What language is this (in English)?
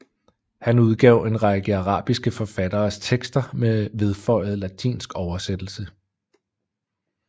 Danish